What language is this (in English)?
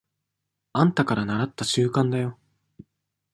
Japanese